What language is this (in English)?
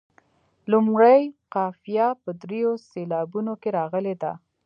Pashto